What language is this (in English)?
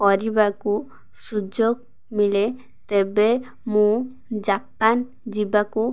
Odia